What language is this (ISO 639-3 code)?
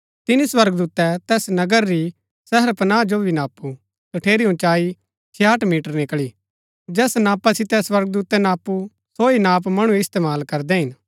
gbk